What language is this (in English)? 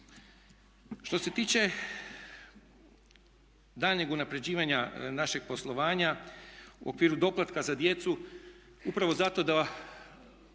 Croatian